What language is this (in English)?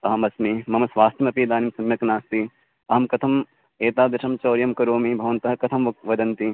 Sanskrit